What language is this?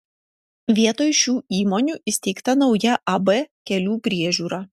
Lithuanian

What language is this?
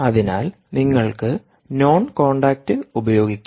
Malayalam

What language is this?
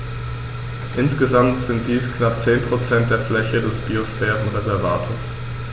German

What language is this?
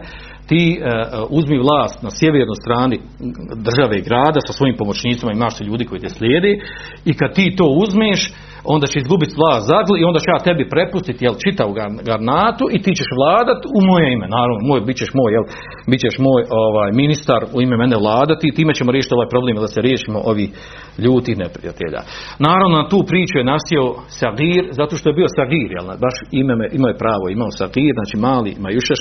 Croatian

